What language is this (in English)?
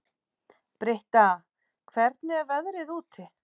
Icelandic